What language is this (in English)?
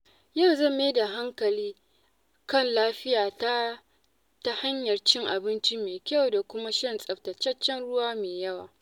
Hausa